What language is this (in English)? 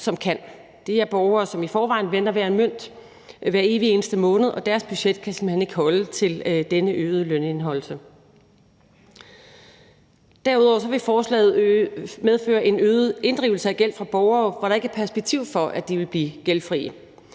Danish